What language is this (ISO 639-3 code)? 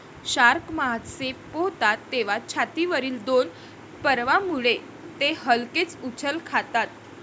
mar